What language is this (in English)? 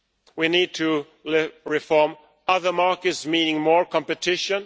English